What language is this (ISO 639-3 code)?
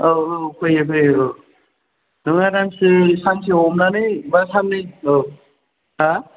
brx